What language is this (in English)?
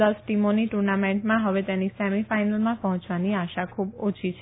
Gujarati